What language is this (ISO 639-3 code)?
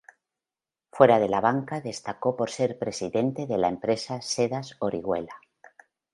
spa